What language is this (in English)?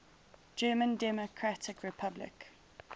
English